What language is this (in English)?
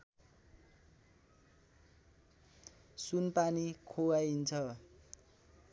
Nepali